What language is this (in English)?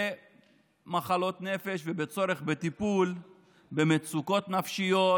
Hebrew